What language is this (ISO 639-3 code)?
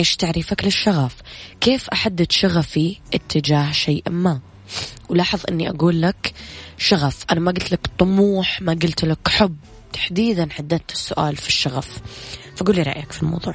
ara